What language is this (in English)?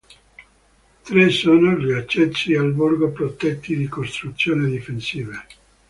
Italian